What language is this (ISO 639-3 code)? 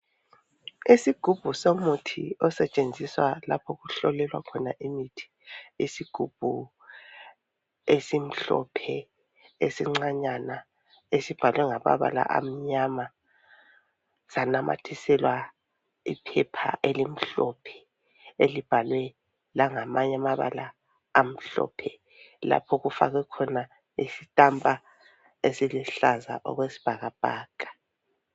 nde